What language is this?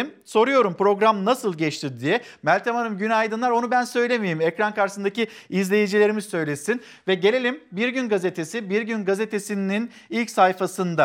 Turkish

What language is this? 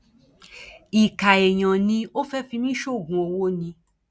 Yoruba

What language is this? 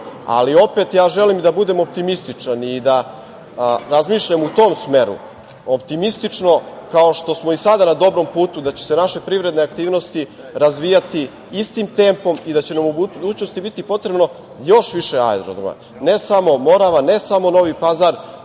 Serbian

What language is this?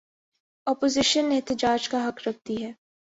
Urdu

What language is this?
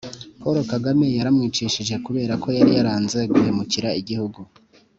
Kinyarwanda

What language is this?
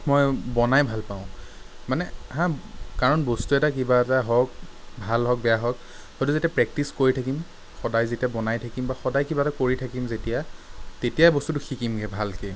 Assamese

